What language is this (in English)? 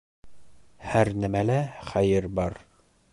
Bashkir